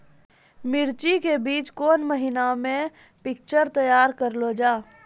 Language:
Maithili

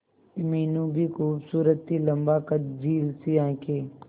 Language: Hindi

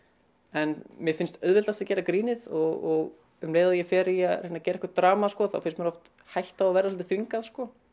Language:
Icelandic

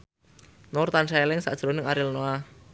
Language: Javanese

